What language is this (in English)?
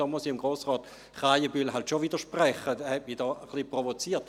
Swiss German